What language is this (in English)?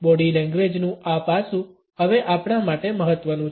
Gujarati